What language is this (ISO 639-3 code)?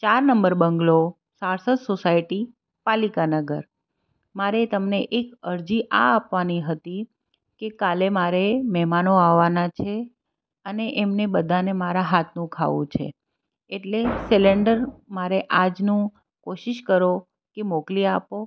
guj